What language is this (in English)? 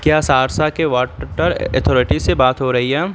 Urdu